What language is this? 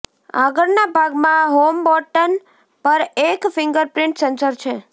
Gujarati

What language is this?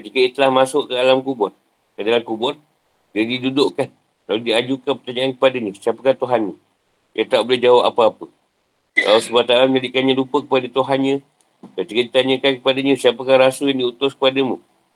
Malay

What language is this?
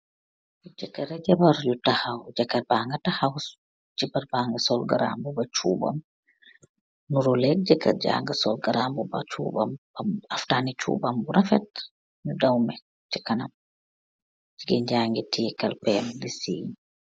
Wolof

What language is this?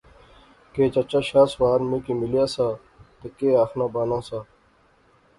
Pahari-Potwari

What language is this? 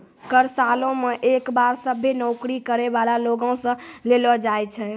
Maithili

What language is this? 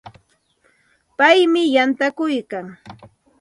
Santa Ana de Tusi Pasco Quechua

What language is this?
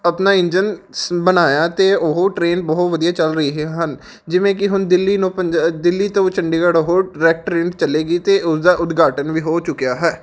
Punjabi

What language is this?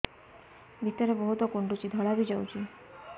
Odia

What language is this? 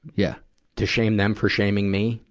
English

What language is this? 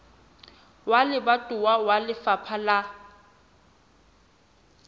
Southern Sotho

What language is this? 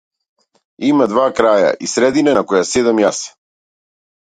Macedonian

